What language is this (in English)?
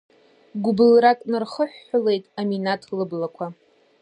Abkhazian